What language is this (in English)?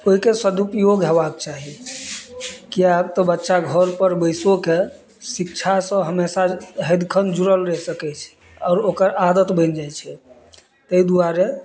Maithili